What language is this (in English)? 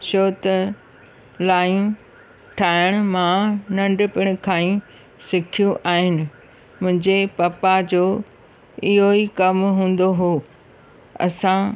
Sindhi